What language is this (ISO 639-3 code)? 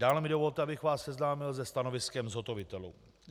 ces